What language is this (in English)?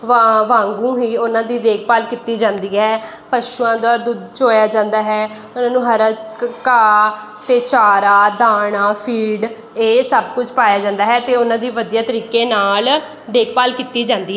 Punjabi